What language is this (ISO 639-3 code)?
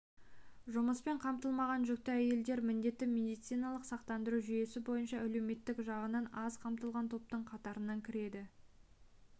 kaz